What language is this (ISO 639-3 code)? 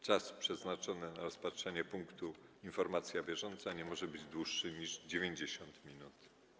pol